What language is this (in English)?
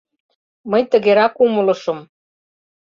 Mari